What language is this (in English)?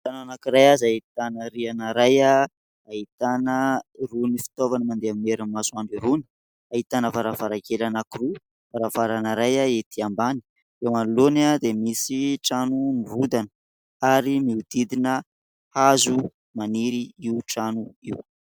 Malagasy